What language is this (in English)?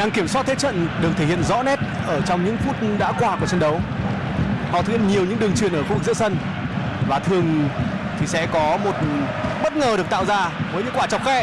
Vietnamese